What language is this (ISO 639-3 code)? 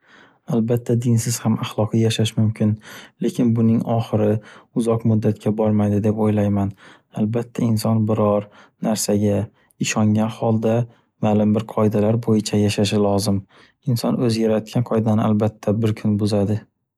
uzb